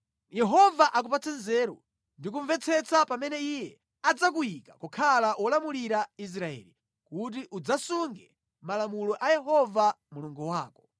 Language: Nyanja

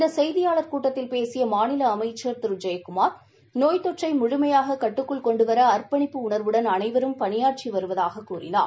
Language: Tamil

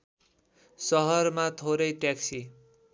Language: Nepali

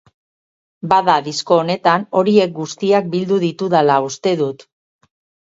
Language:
Basque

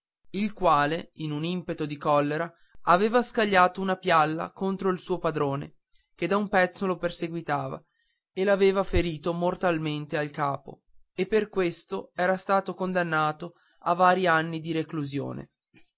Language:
Italian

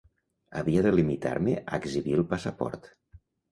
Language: Catalan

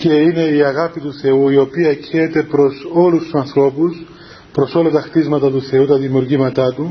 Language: Greek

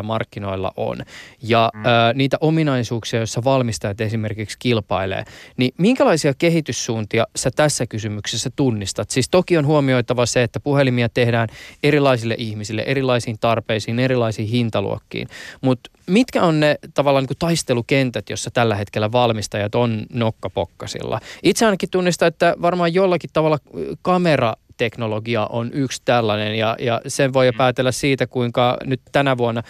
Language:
Finnish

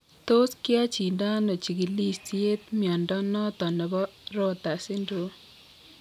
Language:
Kalenjin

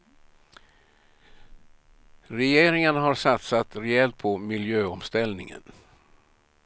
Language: Swedish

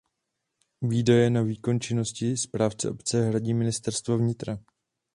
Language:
Czech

